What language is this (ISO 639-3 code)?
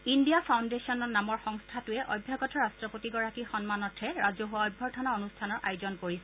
asm